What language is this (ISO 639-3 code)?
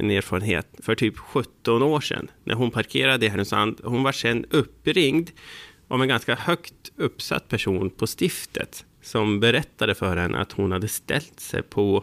swe